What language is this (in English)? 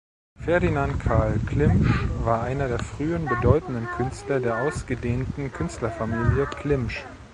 German